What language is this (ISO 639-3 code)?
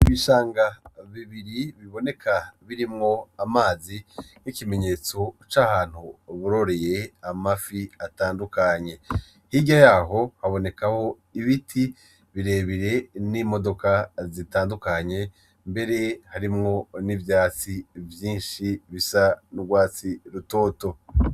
run